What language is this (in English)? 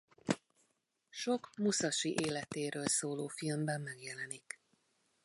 Hungarian